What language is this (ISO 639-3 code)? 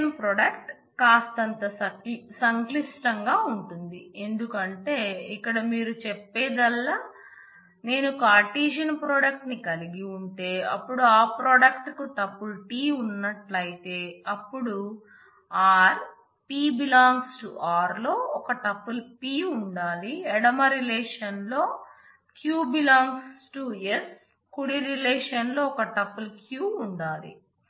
tel